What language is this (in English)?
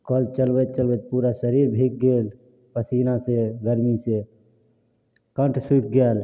Maithili